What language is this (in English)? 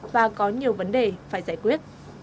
Vietnamese